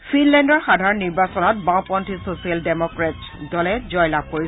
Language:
Assamese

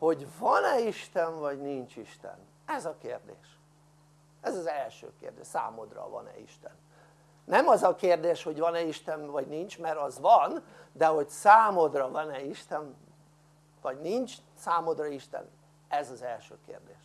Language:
Hungarian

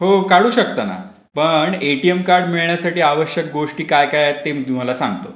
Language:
Marathi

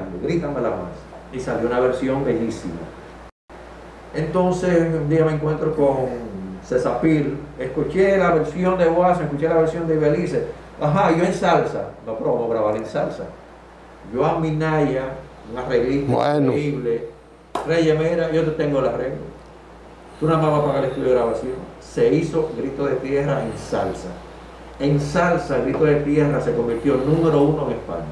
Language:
Spanish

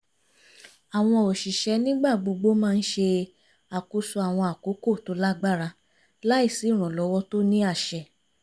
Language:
Yoruba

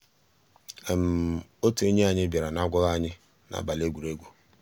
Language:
Igbo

